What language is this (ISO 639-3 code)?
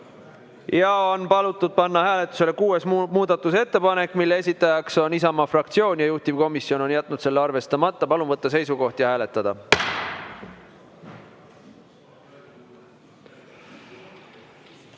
est